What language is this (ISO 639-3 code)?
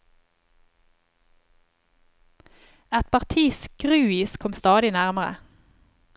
nor